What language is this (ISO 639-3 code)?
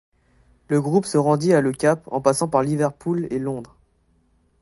fra